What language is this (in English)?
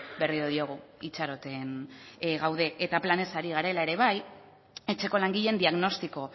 Basque